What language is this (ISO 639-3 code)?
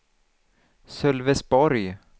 swe